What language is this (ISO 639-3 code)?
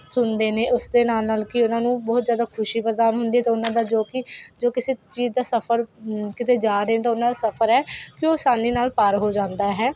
pan